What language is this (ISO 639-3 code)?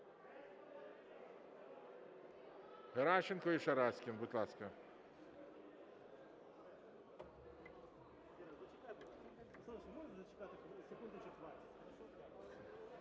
ukr